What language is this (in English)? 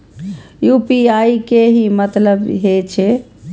Maithili